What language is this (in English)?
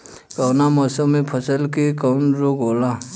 Bhojpuri